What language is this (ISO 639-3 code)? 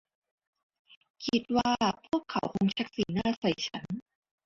tha